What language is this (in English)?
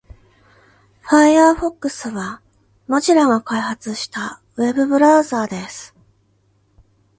Japanese